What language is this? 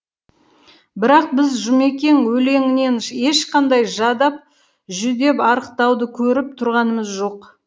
Kazakh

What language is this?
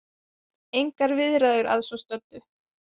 Icelandic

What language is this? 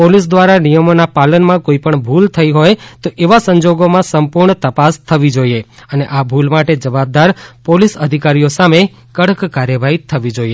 Gujarati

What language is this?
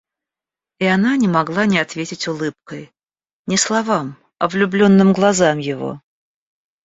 Russian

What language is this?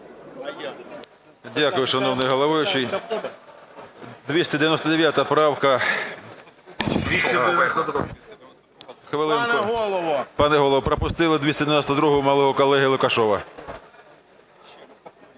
Ukrainian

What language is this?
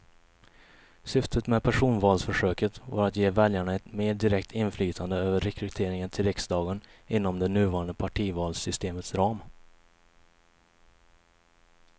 Swedish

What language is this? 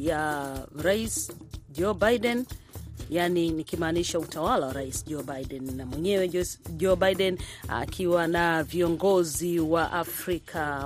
Swahili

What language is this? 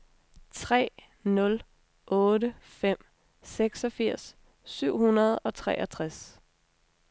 Danish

